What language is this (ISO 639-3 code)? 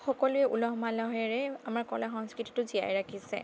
asm